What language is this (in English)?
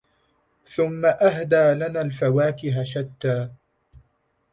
Arabic